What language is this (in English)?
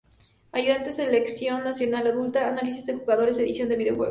Spanish